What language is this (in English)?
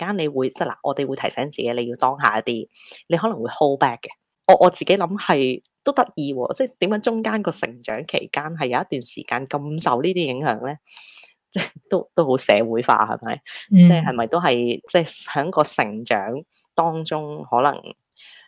Chinese